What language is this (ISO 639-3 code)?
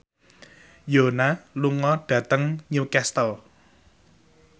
jav